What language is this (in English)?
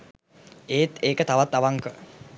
Sinhala